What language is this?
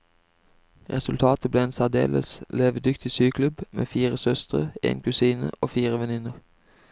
Norwegian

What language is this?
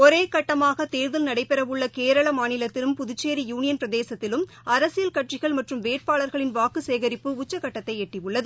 Tamil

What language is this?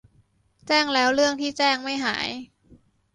Thai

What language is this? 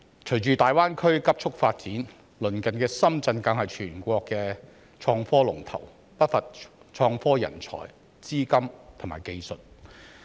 Cantonese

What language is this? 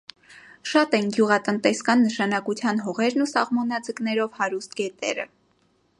Armenian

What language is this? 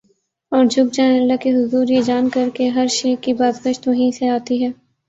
Urdu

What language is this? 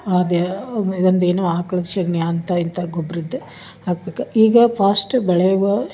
Kannada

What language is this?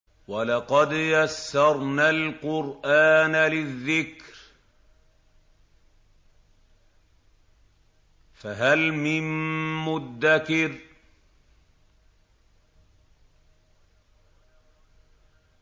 Arabic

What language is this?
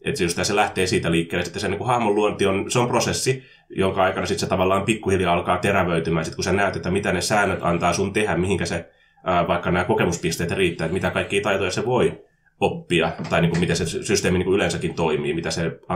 Finnish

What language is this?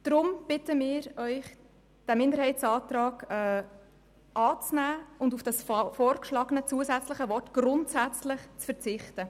Swiss German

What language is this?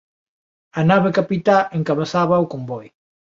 Galician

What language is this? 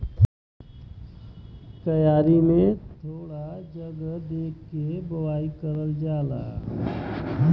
Bhojpuri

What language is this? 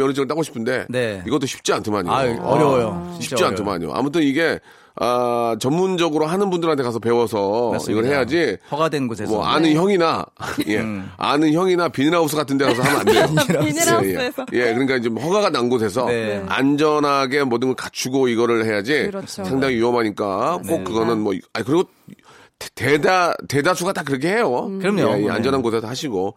Korean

